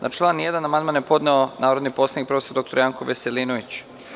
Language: Serbian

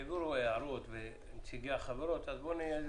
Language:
Hebrew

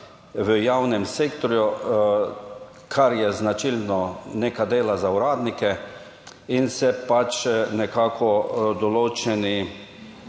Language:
Slovenian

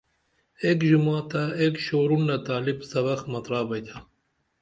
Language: Dameli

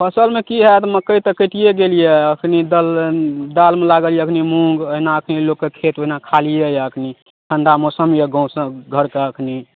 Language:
Maithili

